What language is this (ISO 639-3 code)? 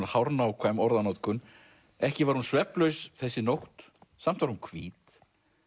isl